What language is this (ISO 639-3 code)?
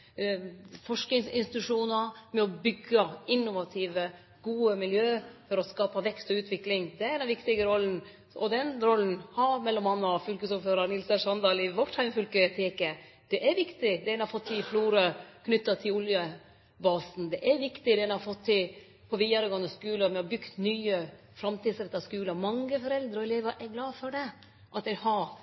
nno